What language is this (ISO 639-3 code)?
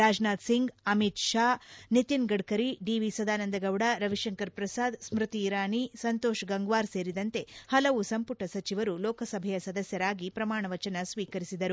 kan